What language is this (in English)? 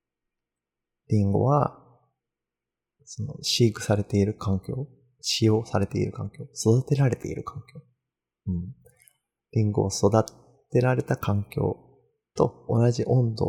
Japanese